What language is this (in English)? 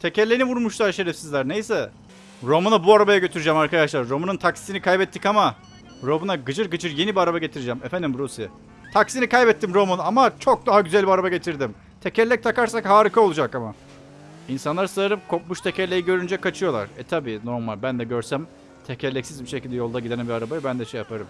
Turkish